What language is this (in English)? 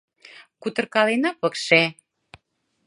Mari